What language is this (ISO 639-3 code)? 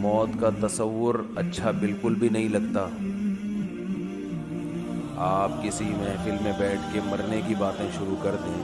urd